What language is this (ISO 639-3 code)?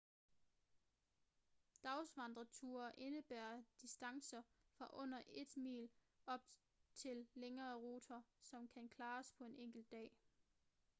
dan